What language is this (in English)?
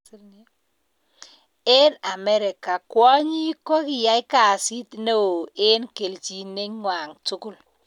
Kalenjin